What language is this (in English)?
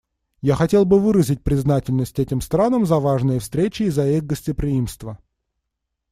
Russian